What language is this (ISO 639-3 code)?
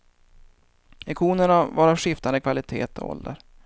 swe